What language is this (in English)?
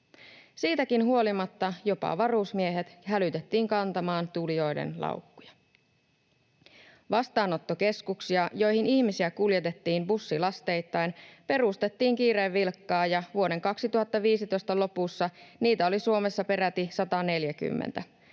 Finnish